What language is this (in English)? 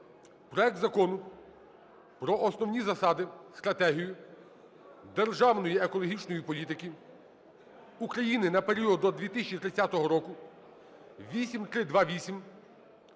Ukrainian